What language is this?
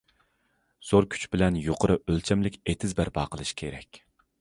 Uyghur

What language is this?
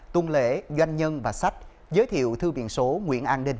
Vietnamese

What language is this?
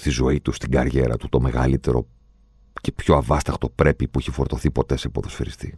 Greek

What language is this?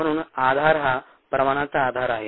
Marathi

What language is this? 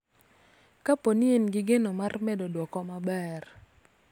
Luo (Kenya and Tanzania)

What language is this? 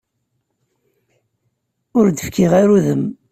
Kabyle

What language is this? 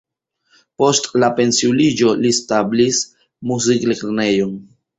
Esperanto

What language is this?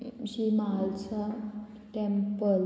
Konkani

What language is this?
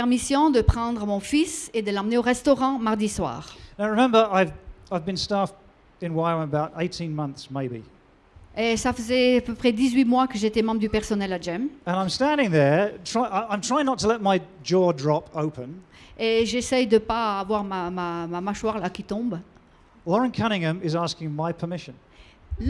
French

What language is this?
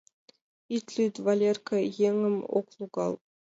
Mari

